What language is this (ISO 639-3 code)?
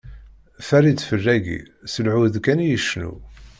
kab